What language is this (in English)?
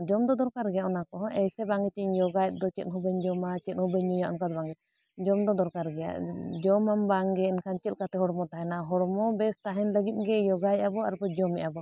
Santali